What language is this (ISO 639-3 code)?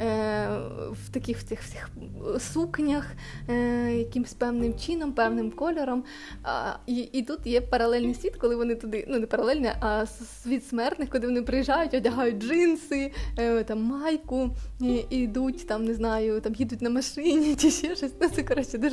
ukr